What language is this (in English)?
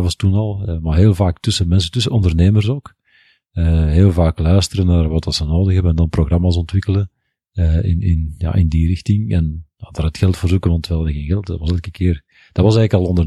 Dutch